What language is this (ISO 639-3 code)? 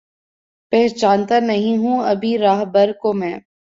urd